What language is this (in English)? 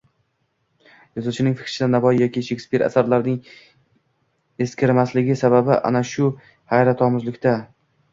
Uzbek